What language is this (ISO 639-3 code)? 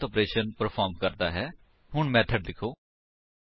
pan